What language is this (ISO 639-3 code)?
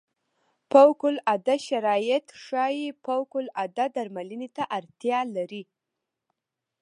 pus